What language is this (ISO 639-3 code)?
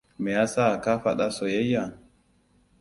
hau